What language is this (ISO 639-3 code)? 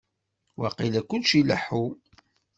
kab